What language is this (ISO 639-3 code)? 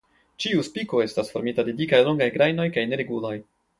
epo